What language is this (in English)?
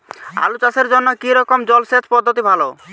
Bangla